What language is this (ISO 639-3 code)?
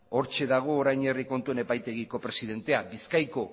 eus